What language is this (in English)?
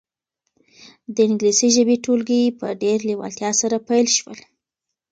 Pashto